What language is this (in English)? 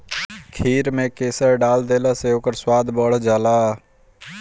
Bhojpuri